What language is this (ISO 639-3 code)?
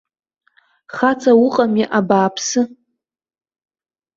abk